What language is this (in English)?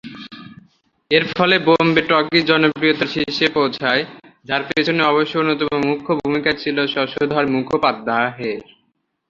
Bangla